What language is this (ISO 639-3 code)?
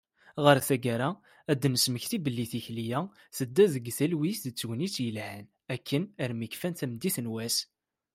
kab